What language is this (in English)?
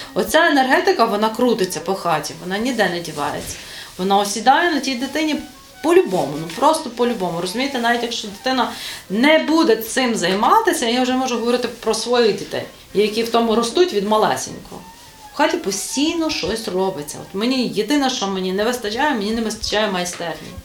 Ukrainian